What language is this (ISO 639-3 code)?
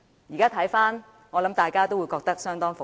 yue